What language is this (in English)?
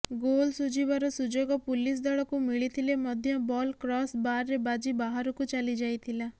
Odia